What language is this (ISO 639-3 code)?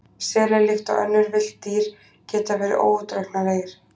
isl